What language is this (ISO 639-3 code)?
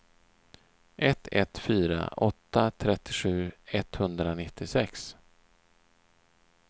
swe